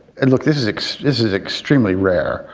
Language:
English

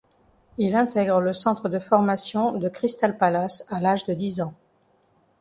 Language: French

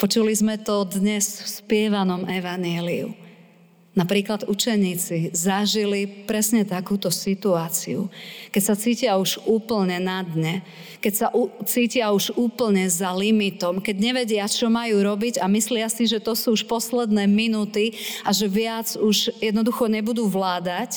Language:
Slovak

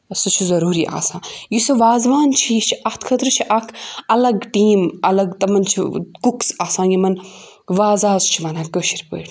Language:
Kashmiri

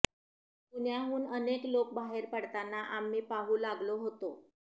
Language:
Marathi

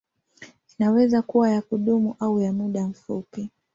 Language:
Swahili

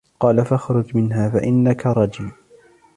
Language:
Arabic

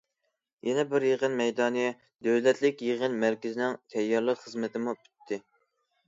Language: Uyghur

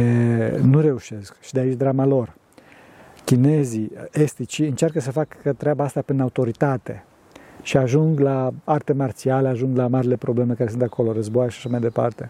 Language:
Romanian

